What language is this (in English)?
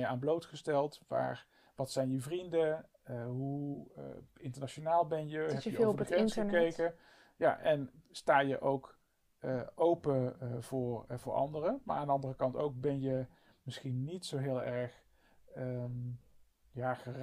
Dutch